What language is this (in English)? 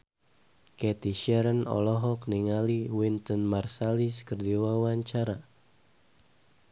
Sundanese